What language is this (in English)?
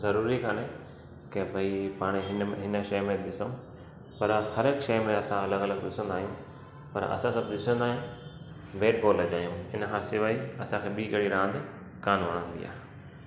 Sindhi